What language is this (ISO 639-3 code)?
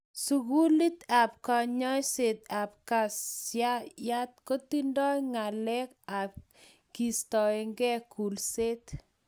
kln